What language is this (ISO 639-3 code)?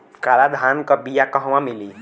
bho